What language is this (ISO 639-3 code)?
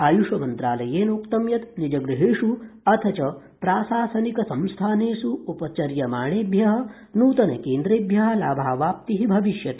san